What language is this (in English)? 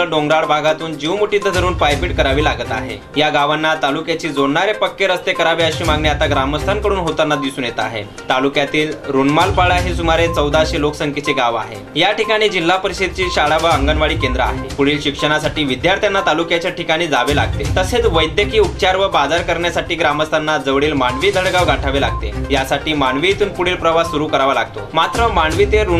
Hindi